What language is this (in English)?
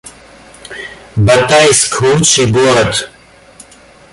Russian